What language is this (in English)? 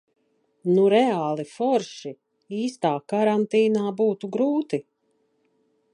Latvian